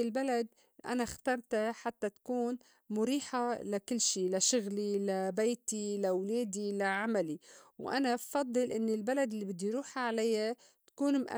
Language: North Levantine Arabic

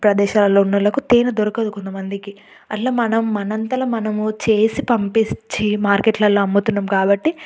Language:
Telugu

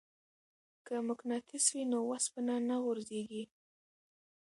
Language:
Pashto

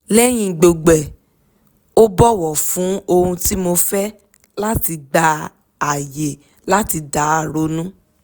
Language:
Yoruba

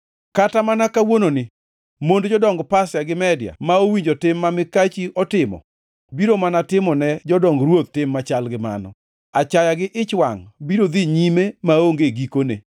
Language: Luo (Kenya and Tanzania)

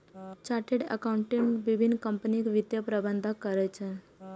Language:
Maithili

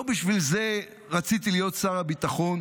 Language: Hebrew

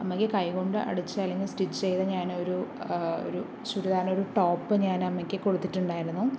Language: Malayalam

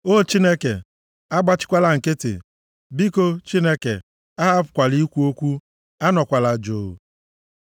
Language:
Igbo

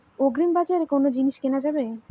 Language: Bangla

